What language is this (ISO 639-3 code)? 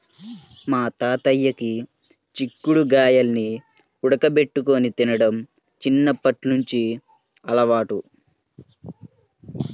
tel